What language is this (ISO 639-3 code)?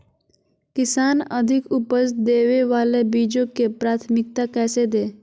mag